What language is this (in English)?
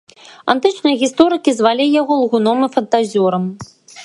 Belarusian